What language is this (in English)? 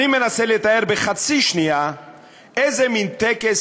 Hebrew